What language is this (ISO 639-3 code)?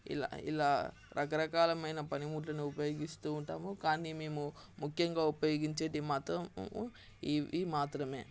tel